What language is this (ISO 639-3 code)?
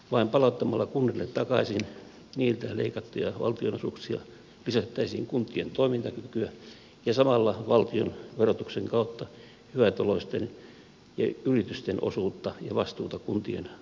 fin